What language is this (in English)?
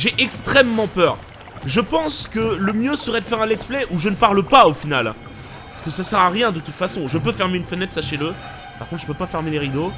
French